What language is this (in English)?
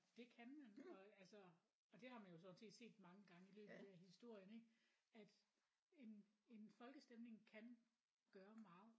Danish